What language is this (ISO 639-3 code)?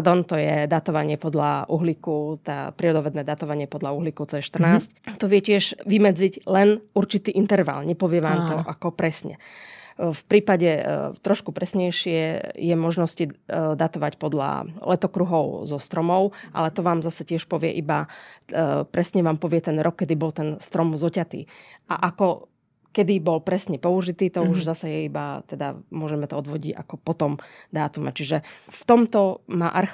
slk